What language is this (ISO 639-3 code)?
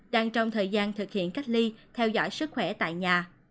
vie